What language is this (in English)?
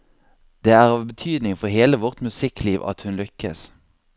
Norwegian